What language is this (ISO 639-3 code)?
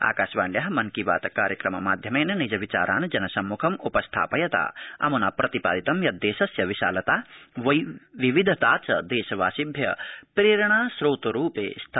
san